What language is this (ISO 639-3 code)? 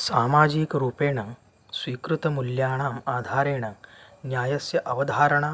san